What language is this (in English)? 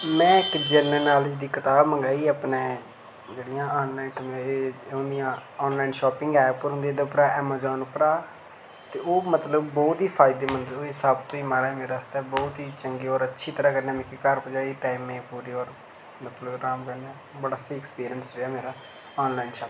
Dogri